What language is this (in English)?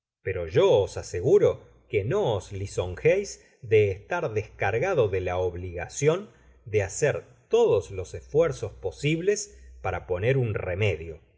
Spanish